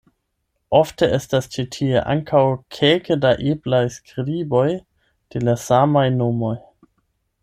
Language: Esperanto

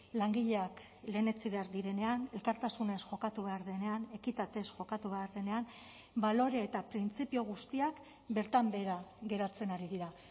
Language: Basque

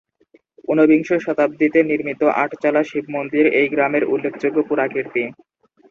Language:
Bangla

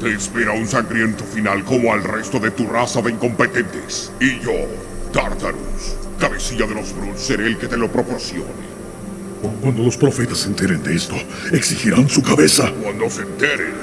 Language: Spanish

